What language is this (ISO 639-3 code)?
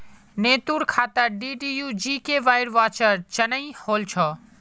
mag